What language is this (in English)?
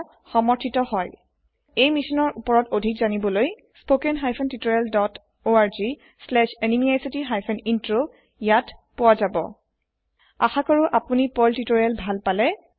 Assamese